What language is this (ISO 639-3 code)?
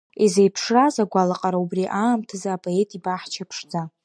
abk